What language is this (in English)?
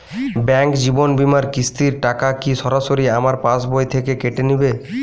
Bangla